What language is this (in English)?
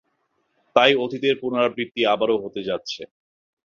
Bangla